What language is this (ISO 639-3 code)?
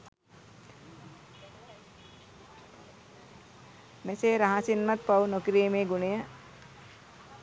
sin